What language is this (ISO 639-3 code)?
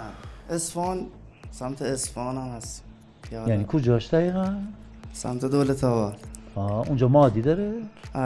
fas